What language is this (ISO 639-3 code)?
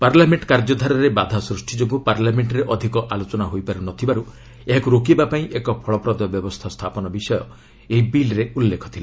ori